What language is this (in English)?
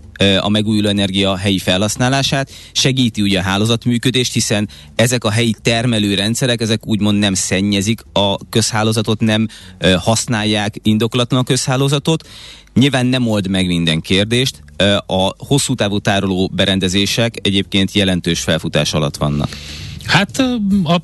Hungarian